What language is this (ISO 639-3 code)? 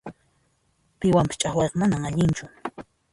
qxp